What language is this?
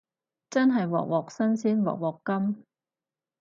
Cantonese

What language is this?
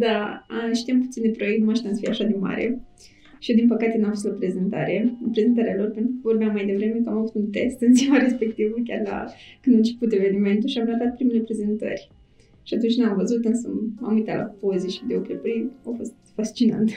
Romanian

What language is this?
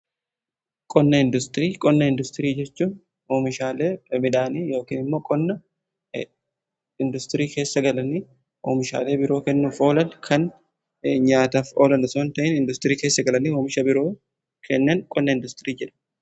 Oromo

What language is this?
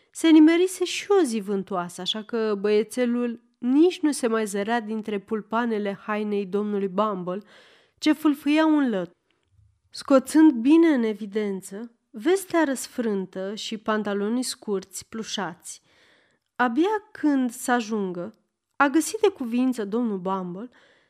Romanian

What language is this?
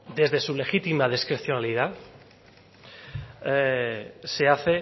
Spanish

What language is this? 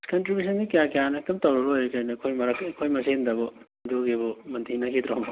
Manipuri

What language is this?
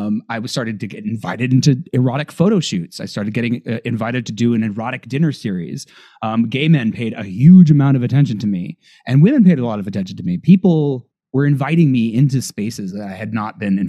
English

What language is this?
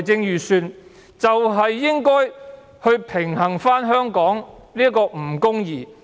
Cantonese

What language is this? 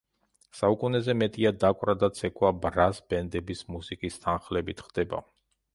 Georgian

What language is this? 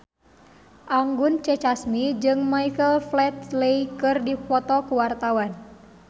Sundanese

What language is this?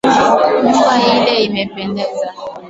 Swahili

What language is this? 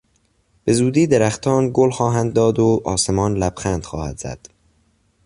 Persian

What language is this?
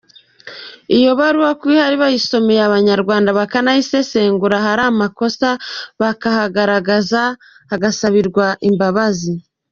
Kinyarwanda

